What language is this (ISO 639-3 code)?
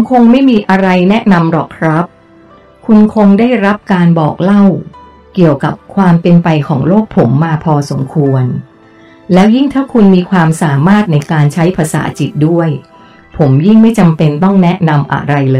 tha